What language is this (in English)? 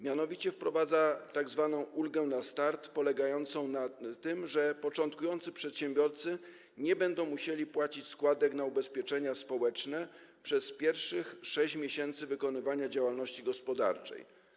Polish